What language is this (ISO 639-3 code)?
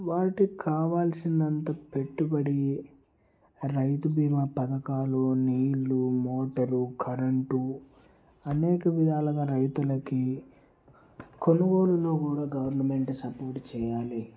tel